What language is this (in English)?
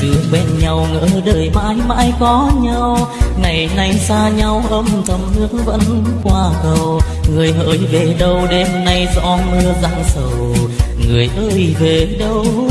Vietnamese